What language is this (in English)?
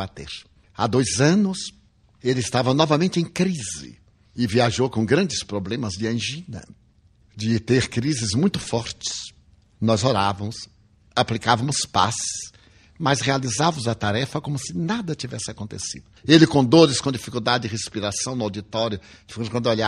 Portuguese